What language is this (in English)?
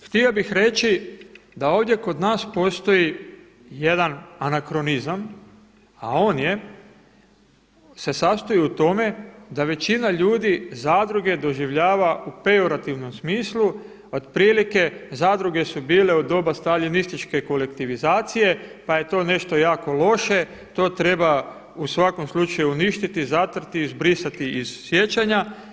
Croatian